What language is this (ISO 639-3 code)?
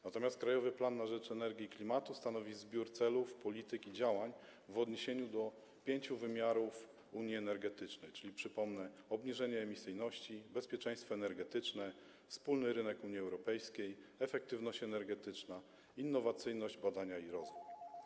pol